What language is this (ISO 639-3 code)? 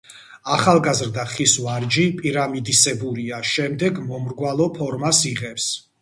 kat